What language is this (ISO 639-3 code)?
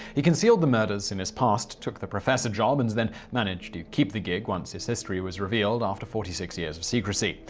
eng